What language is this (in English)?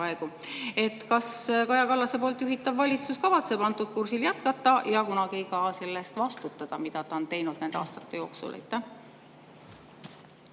Estonian